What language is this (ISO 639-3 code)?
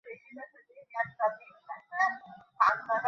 ben